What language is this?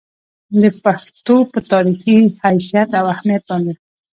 Pashto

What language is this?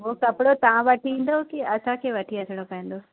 Sindhi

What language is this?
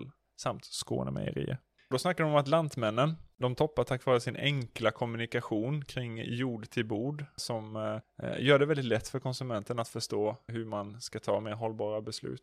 Swedish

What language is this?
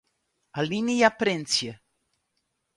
Western Frisian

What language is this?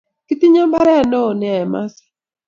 Kalenjin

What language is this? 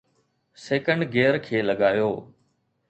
Sindhi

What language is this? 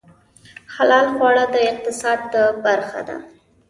Pashto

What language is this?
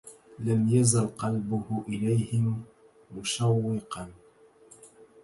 Arabic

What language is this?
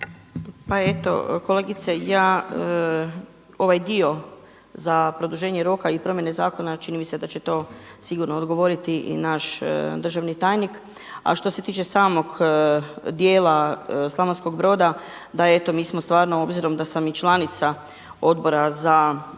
Croatian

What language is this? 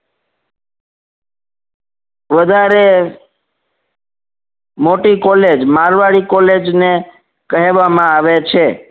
Gujarati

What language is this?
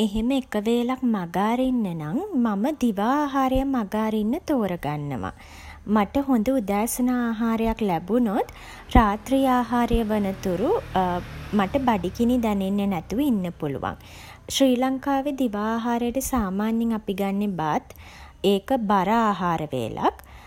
Sinhala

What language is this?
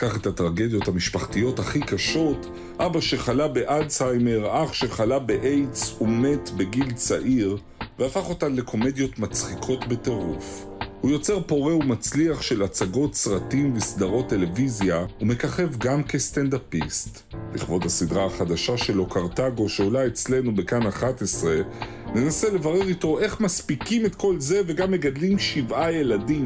Hebrew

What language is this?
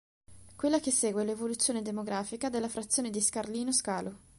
Italian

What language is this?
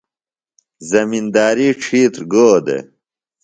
Phalura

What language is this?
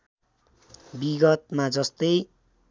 Nepali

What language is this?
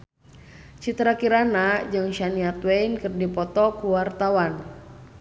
Sundanese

